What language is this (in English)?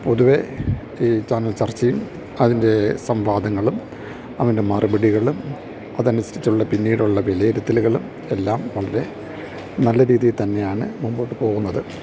Malayalam